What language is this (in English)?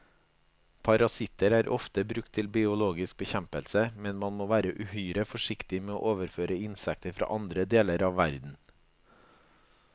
Norwegian